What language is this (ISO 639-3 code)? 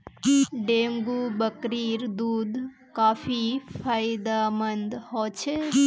mag